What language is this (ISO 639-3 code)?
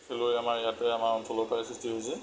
asm